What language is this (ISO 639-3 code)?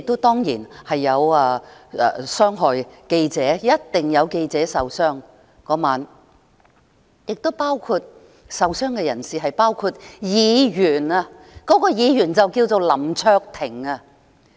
yue